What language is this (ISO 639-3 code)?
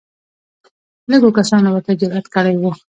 pus